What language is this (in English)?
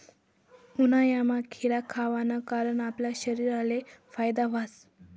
Marathi